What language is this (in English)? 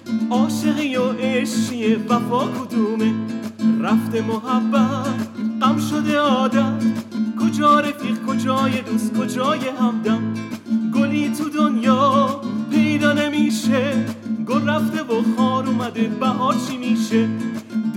Persian